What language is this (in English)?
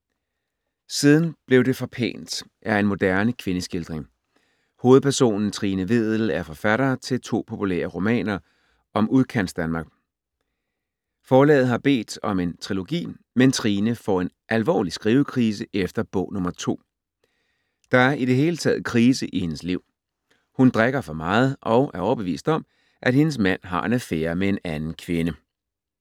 Danish